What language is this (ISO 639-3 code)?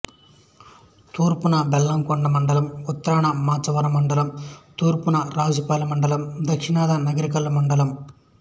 tel